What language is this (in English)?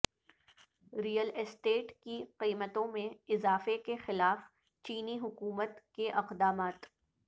Urdu